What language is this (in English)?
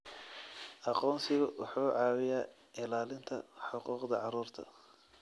Somali